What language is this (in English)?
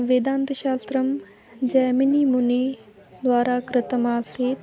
Sanskrit